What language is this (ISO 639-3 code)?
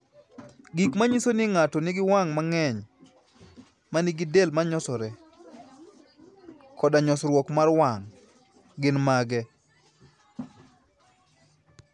luo